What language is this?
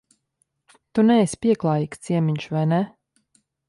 Latvian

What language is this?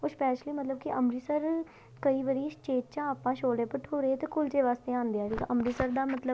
Punjabi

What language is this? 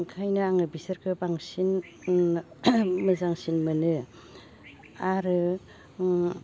Bodo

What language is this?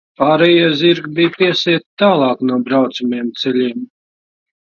Latvian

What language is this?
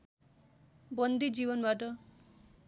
Nepali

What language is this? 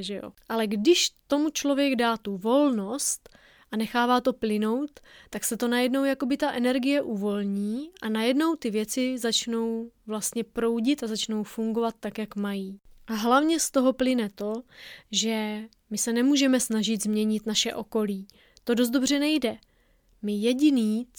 Czech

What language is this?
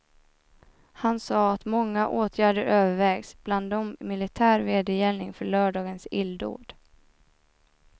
Swedish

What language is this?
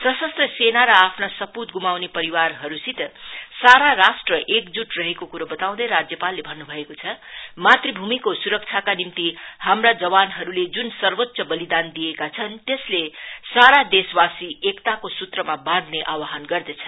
Nepali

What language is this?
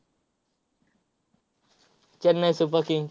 Marathi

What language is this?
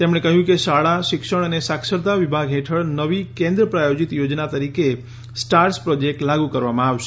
Gujarati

